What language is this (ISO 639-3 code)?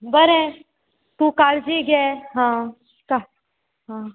kok